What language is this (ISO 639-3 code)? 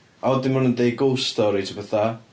cym